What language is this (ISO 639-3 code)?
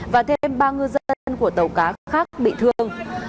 vie